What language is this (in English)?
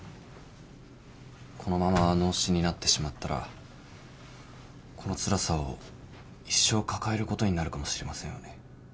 Japanese